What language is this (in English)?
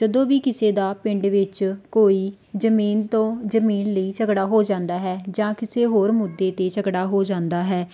Punjabi